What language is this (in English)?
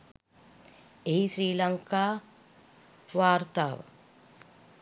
Sinhala